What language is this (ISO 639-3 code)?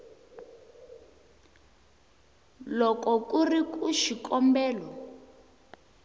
tso